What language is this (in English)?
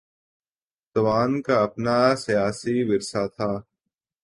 Urdu